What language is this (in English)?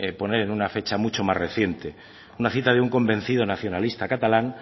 Spanish